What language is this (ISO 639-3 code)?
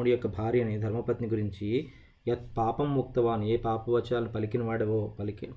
tel